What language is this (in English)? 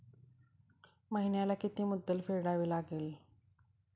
Marathi